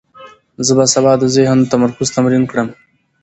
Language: Pashto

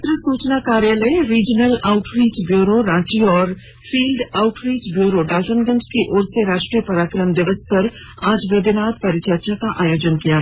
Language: Hindi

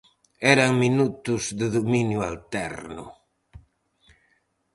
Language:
Galician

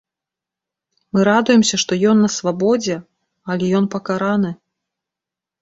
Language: Belarusian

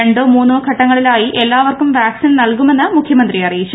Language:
Malayalam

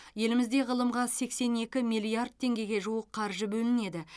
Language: Kazakh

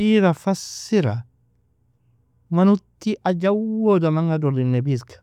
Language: Nobiin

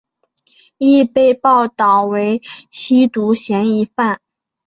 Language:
Chinese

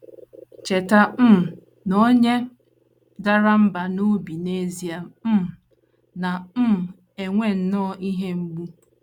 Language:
Igbo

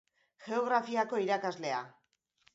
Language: Basque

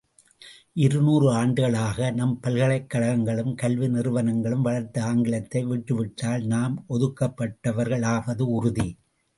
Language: Tamil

